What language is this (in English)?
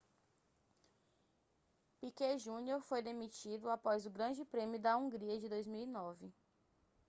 Portuguese